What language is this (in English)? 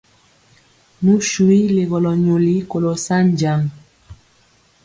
Mpiemo